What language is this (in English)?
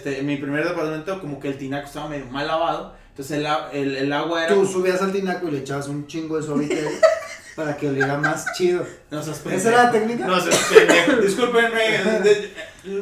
Spanish